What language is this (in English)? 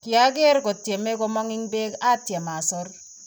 Kalenjin